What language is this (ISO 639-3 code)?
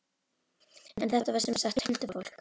isl